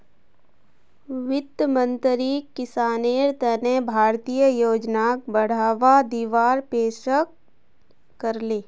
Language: Magahi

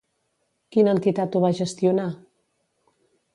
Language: Catalan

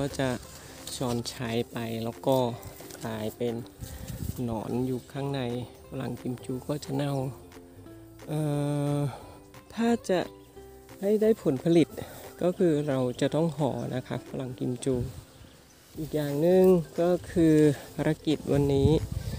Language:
Thai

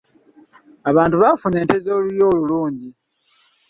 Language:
Ganda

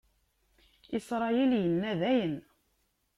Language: Kabyle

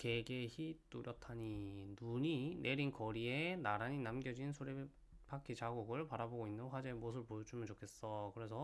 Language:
Korean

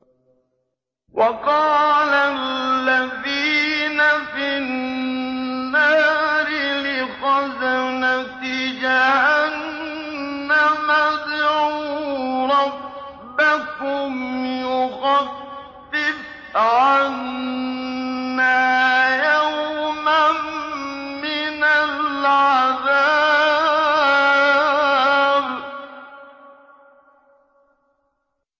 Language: Arabic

